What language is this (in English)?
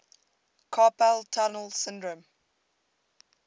English